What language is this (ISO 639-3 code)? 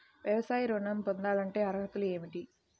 tel